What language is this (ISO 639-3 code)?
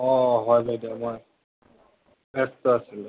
asm